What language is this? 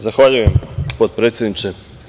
Serbian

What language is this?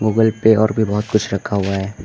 Hindi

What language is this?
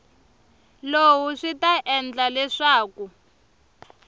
Tsonga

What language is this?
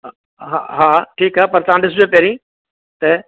Sindhi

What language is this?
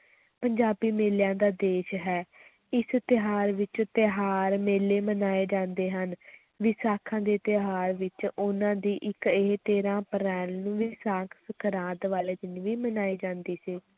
Punjabi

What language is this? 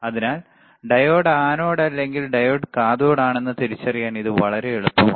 Malayalam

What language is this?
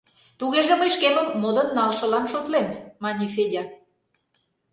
Mari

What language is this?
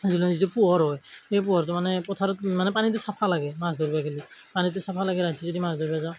Assamese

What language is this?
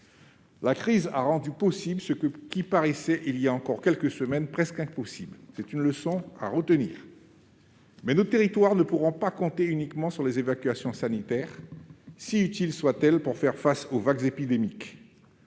French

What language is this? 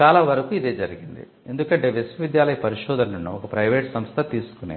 Telugu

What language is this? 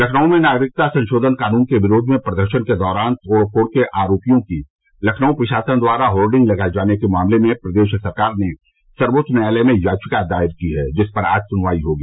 Hindi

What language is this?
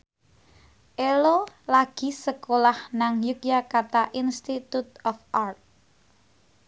Javanese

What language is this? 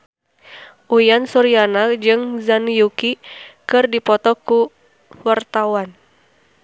Sundanese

